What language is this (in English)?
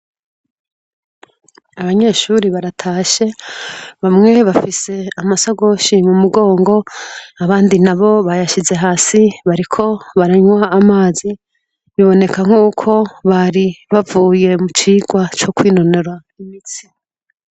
Rundi